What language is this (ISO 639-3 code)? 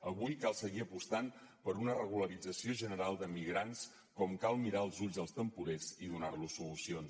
cat